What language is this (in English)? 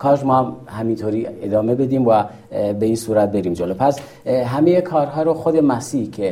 Persian